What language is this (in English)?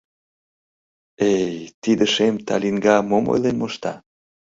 Mari